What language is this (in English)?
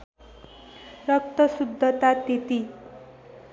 Nepali